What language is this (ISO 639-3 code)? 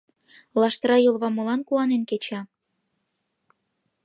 chm